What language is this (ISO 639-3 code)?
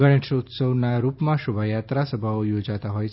guj